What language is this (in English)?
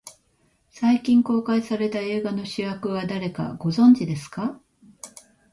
Japanese